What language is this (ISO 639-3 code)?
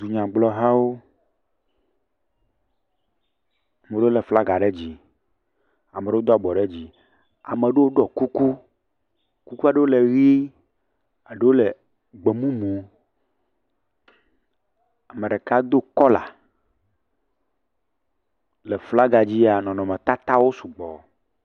ewe